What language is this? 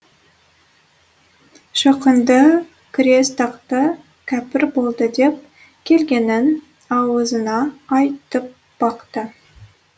Kazakh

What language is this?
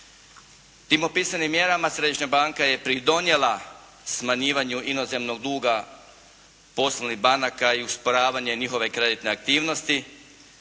Croatian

